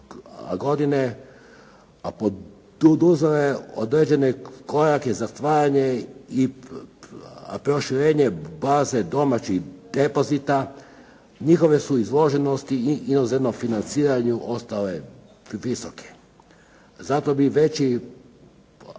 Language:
Croatian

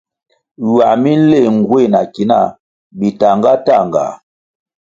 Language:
Kwasio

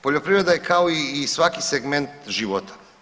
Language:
Croatian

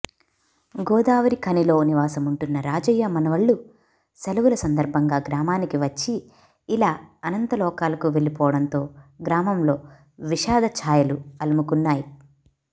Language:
Telugu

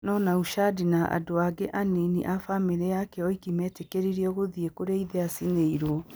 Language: Kikuyu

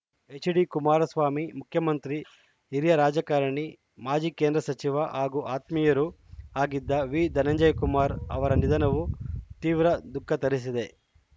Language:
Kannada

